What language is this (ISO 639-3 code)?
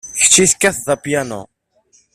kab